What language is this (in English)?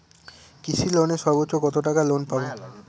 Bangla